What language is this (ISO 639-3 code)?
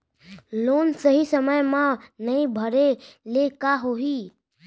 hne